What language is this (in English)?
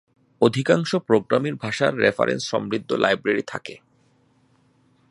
Bangla